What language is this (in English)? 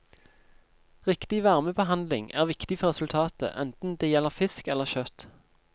Norwegian